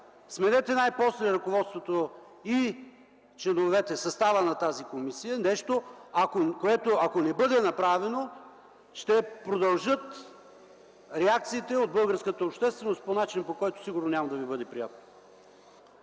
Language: Bulgarian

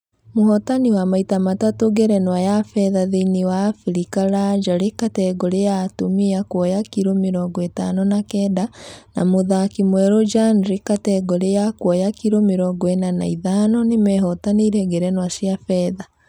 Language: Kikuyu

